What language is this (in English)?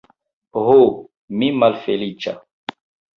Esperanto